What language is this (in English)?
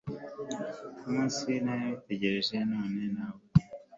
Kinyarwanda